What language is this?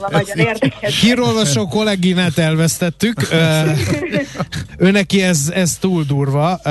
Hungarian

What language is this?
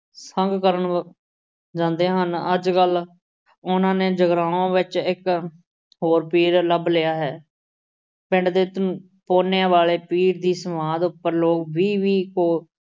Punjabi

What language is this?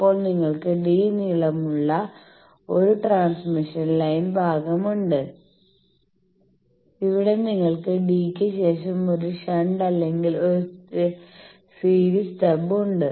Malayalam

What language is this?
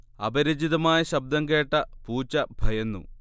Malayalam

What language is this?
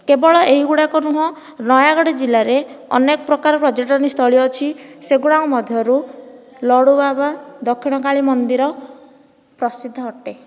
Odia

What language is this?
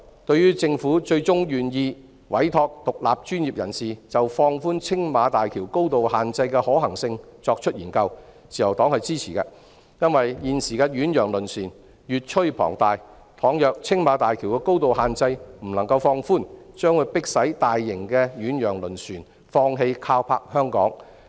Cantonese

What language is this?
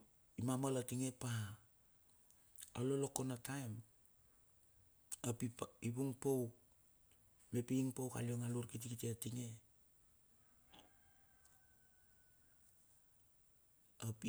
Bilur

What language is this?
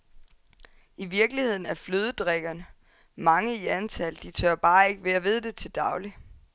Danish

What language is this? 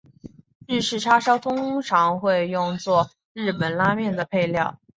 Chinese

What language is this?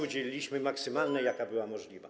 Polish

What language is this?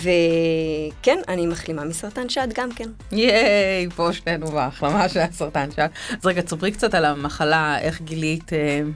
Hebrew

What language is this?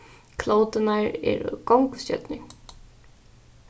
Faroese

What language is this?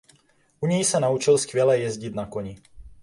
Czech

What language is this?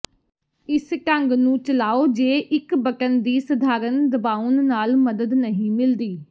Punjabi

